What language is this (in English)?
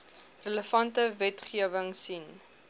Afrikaans